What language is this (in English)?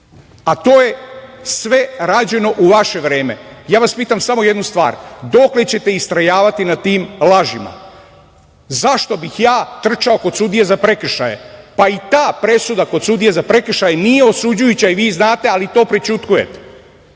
Serbian